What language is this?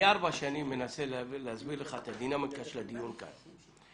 Hebrew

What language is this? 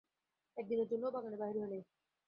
Bangla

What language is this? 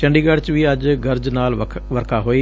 Punjabi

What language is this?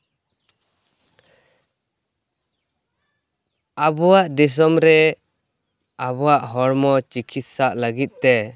Santali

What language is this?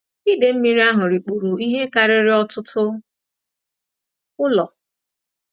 Igbo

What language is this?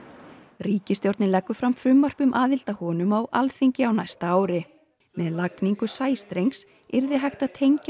Icelandic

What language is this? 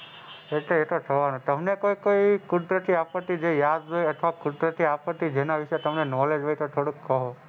Gujarati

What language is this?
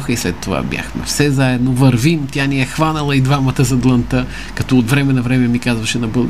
Bulgarian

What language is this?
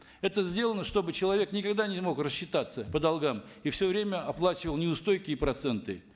Kazakh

